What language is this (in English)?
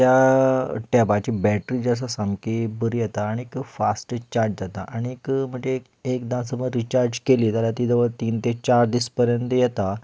Konkani